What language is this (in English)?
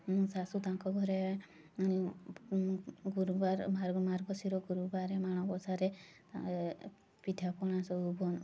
Odia